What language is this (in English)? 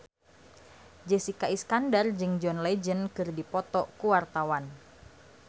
Sundanese